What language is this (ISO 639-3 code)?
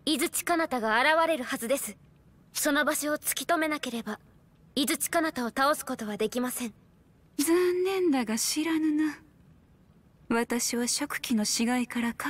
jpn